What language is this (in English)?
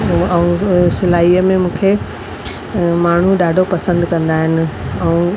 Sindhi